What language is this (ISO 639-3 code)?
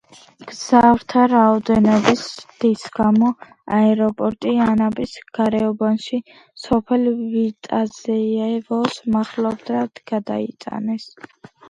kat